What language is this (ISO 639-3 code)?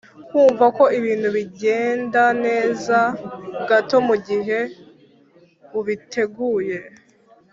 kin